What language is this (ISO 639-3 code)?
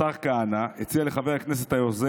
heb